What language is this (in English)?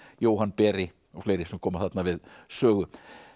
Icelandic